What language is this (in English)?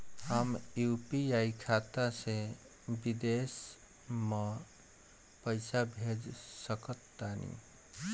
Bhojpuri